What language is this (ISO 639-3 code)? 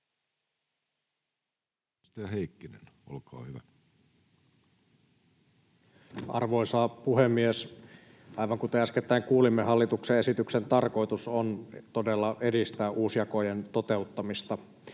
fin